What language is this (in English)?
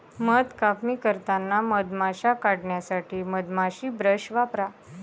Marathi